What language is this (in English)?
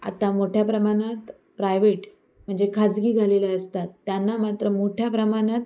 Marathi